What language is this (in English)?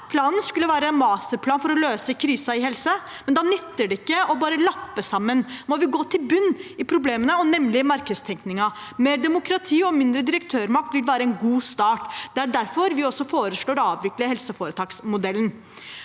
Norwegian